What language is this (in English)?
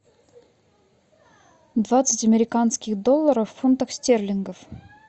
Russian